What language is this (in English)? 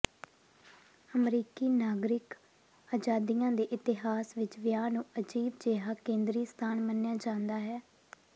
Punjabi